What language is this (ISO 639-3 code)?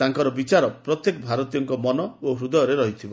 ori